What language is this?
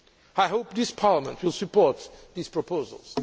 English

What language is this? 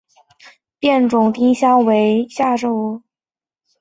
Chinese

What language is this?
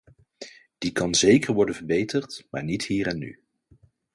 Dutch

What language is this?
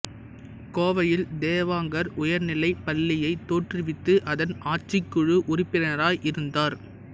Tamil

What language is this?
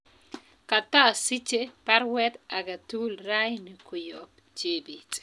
Kalenjin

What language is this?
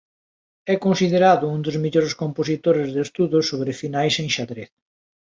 Galician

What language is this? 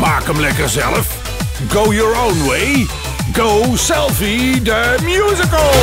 Dutch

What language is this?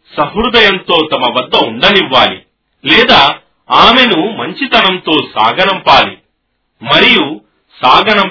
Telugu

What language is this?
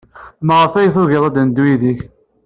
Kabyle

